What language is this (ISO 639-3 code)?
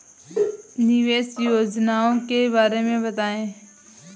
hin